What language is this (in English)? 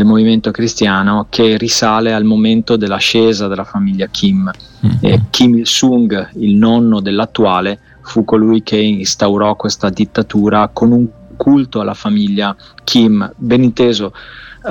Italian